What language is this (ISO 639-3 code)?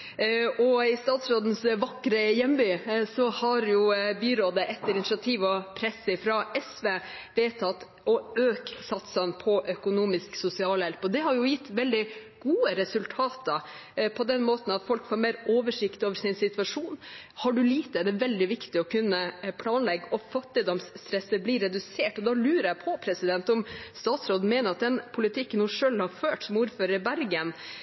nob